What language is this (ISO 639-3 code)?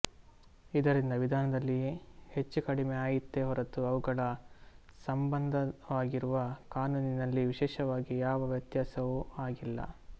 kan